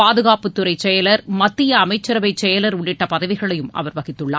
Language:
Tamil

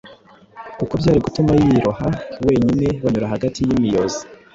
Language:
Kinyarwanda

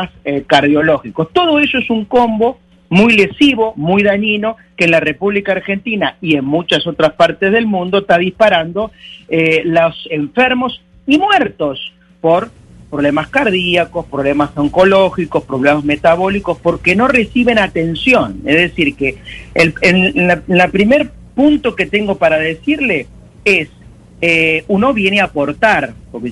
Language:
Spanish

